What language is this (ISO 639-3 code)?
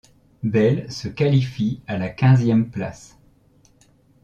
fra